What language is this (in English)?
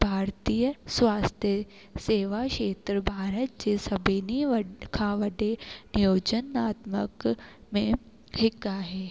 Sindhi